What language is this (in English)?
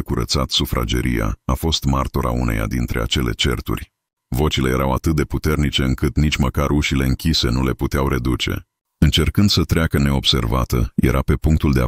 Romanian